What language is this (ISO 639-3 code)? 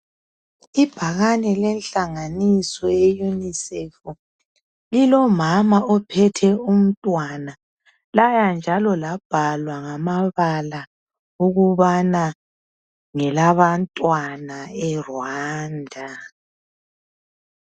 nde